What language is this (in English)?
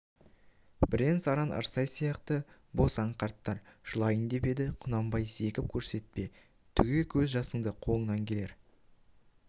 Kazakh